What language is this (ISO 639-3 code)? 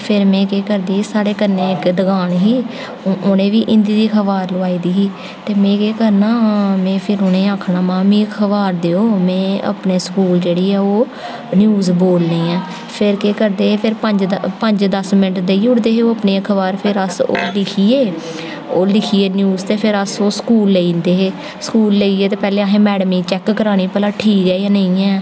doi